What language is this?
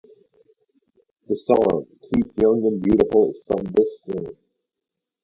English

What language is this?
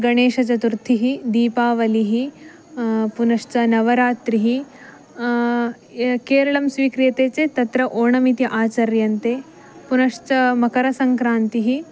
Sanskrit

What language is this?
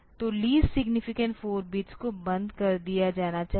Hindi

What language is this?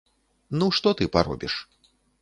Belarusian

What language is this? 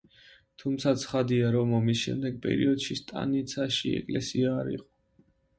Georgian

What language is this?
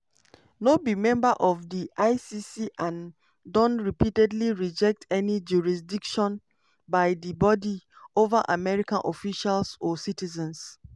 Nigerian Pidgin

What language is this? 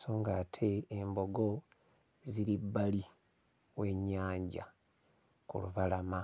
Ganda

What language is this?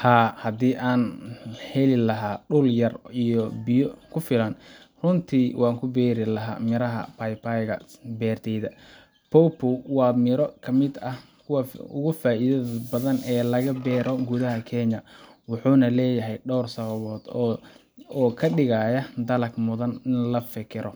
Somali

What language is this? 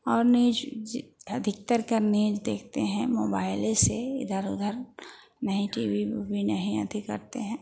Hindi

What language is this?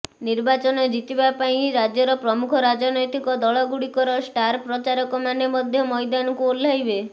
Odia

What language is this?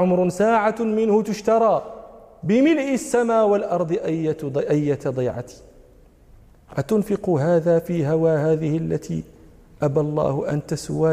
Arabic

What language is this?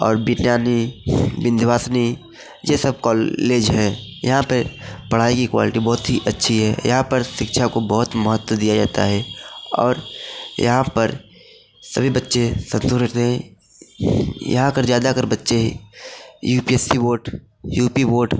Hindi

